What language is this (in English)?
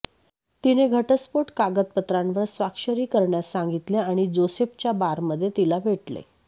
Marathi